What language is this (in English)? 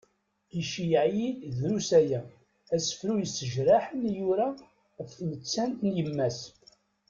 Kabyle